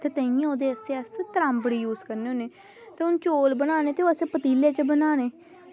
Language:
Dogri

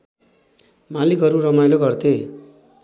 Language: Nepali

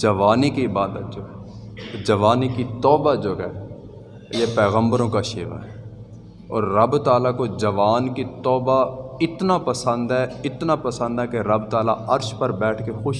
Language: Urdu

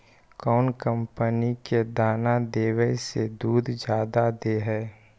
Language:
Magahi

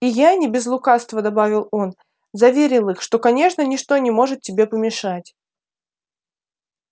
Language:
Russian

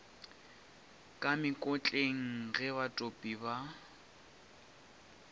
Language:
Northern Sotho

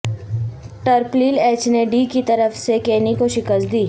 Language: Urdu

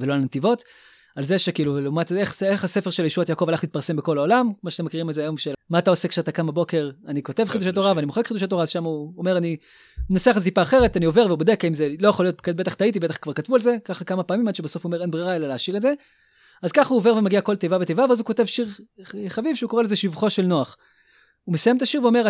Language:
Hebrew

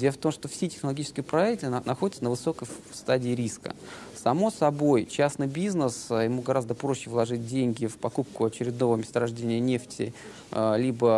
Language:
Russian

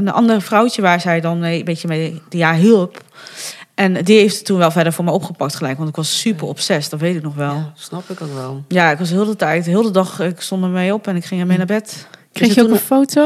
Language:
Dutch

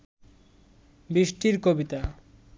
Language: Bangla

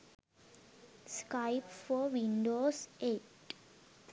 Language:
Sinhala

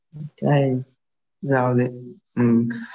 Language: Marathi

